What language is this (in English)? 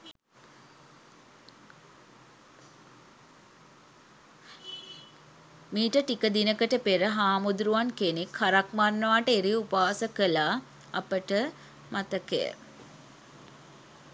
Sinhala